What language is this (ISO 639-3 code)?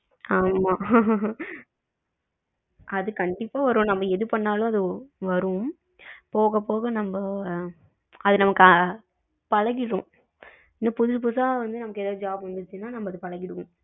tam